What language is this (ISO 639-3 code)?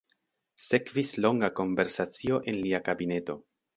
epo